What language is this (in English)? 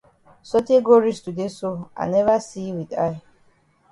Cameroon Pidgin